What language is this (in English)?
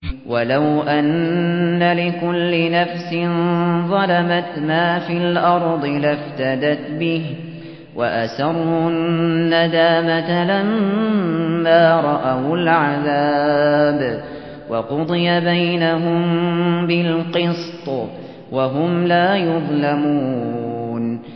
Arabic